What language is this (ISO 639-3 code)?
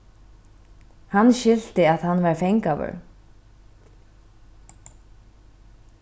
fao